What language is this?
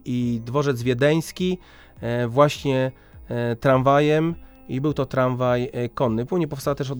Polish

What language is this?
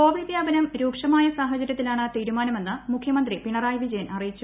Malayalam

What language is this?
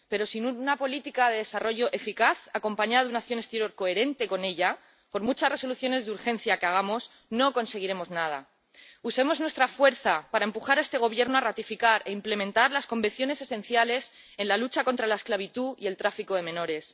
Spanish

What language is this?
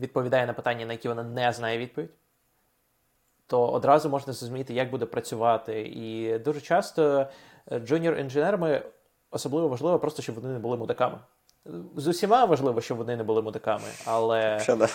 Ukrainian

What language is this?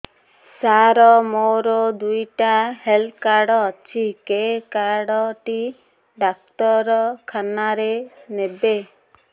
Odia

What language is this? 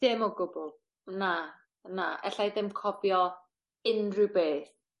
Welsh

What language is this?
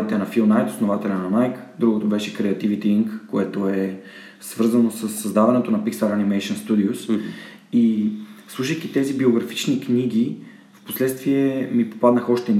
Bulgarian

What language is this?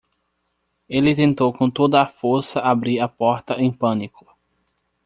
Portuguese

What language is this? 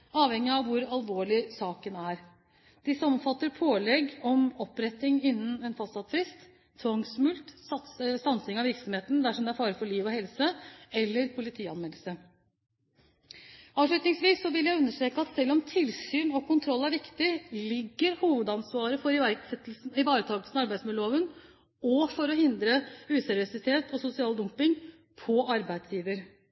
Norwegian Bokmål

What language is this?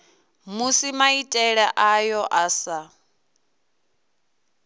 Venda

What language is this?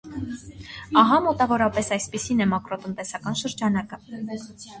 Armenian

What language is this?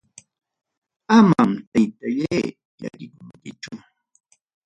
Ayacucho Quechua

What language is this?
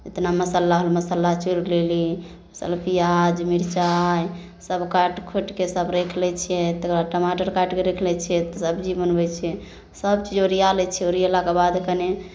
Maithili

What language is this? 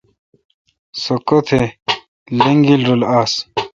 Kalkoti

